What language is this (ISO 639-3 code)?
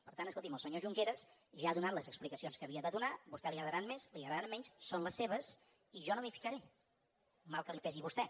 cat